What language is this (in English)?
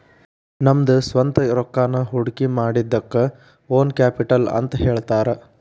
Kannada